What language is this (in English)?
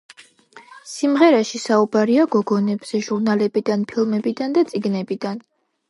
Georgian